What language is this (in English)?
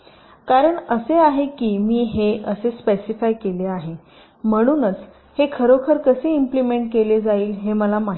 Marathi